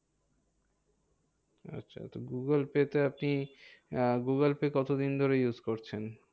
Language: Bangla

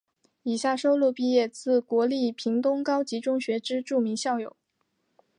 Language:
Chinese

